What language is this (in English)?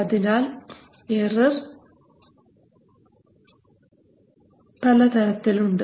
Malayalam